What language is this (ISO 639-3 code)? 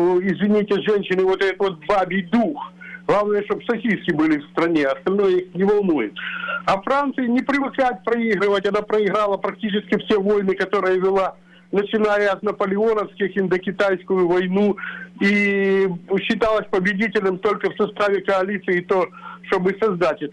rus